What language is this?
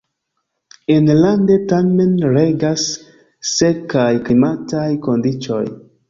Esperanto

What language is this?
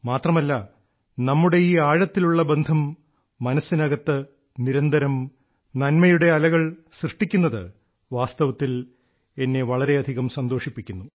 Malayalam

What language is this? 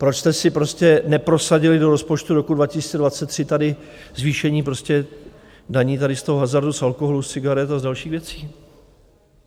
Czech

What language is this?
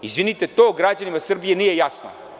Serbian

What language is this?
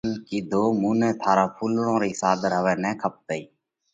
Parkari Koli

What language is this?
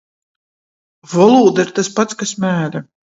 Latgalian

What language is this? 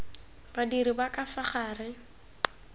Tswana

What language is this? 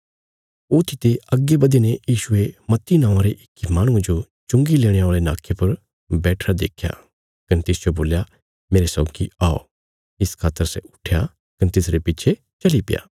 Bilaspuri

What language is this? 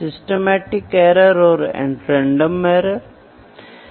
Hindi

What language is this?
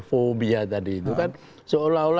Indonesian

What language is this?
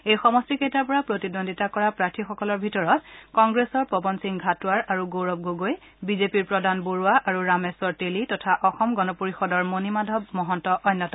Assamese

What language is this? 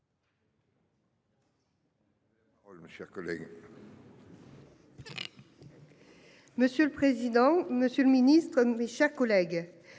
French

